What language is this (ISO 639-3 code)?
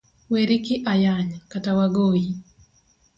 luo